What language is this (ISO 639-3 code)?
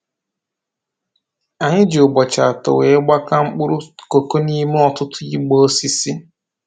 ibo